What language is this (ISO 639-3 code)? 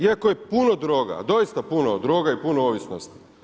hrv